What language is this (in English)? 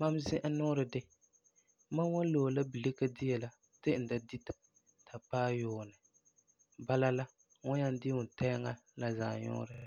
Frafra